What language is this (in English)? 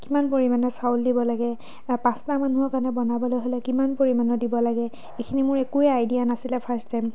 Assamese